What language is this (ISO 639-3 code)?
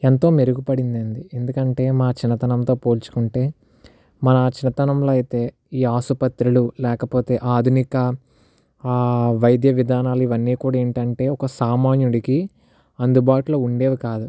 tel